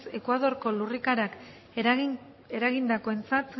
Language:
Basque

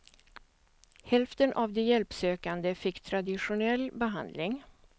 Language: Swedish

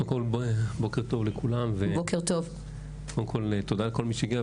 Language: Hebrew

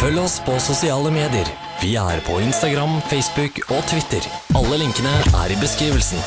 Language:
Norwegian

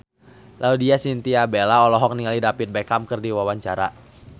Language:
Sundanese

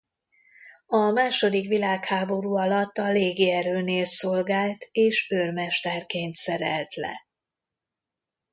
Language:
Hungarian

